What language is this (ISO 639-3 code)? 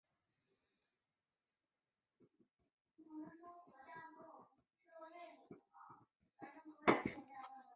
zho